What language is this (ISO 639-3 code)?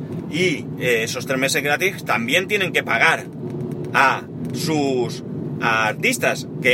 spa